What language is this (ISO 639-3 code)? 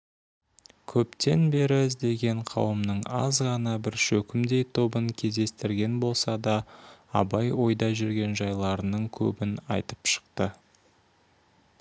kaz